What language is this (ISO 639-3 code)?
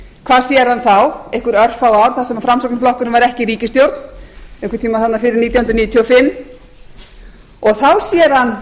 isl